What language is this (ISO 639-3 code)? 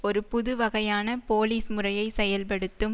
tam